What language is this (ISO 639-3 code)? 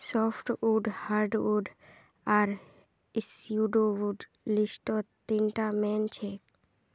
mag